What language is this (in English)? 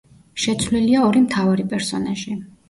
Georgian